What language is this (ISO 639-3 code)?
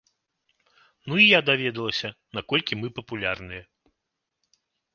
bel